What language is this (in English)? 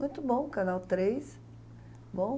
Portuguese